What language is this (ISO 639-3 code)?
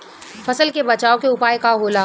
bho